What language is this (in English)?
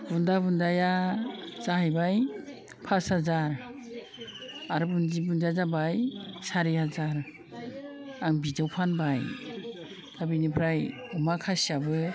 Bodo